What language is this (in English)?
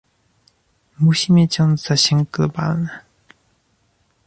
Polish